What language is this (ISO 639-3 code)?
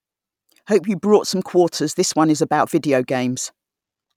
eng